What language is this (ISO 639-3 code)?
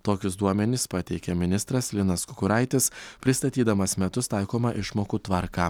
lit